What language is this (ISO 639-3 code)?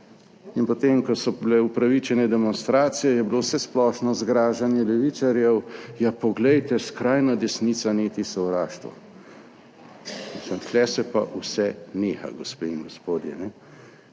slv